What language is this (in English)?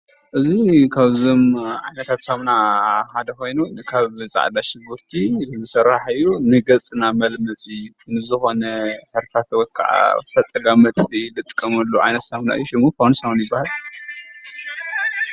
Tigrinya